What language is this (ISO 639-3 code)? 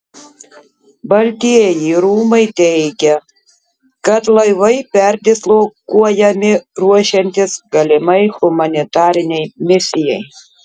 lit